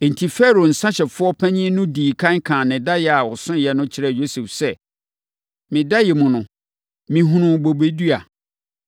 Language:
Akan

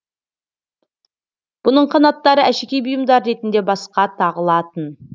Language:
Kazakh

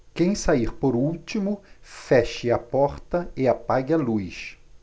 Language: Portuguese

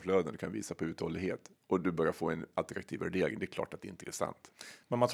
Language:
Swedish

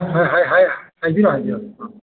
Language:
Manipuri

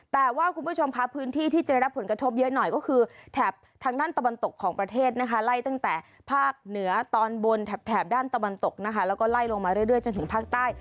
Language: Thai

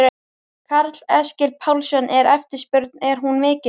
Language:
Icelandic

